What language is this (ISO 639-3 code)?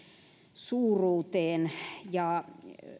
fin